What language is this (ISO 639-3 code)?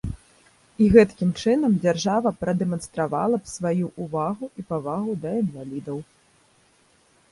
bel